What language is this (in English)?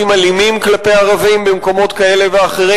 Hebrew